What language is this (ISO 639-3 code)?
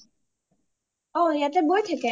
asm